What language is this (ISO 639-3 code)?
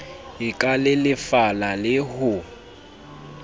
sot